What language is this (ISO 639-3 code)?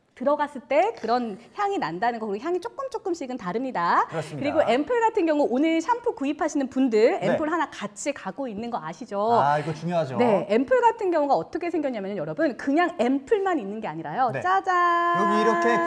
kor